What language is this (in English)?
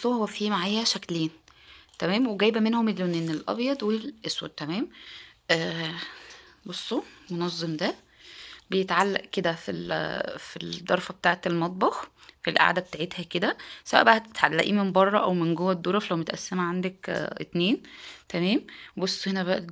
Arabic